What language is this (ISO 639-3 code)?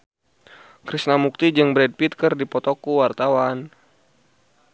sun